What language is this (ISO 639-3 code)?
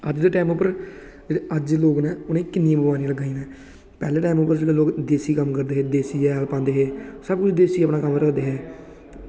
doi